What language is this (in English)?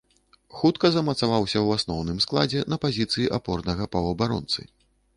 Belarusian